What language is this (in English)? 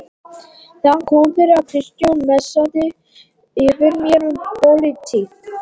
Icelandic